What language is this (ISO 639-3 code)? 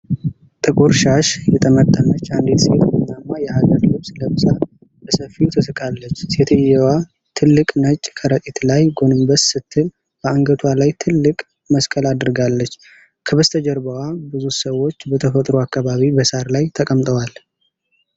amh